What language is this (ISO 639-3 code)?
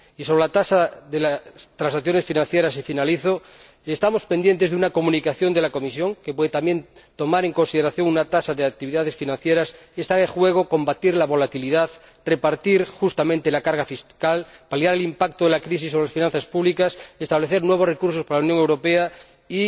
spa